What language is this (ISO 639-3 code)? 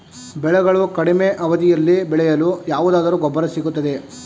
kan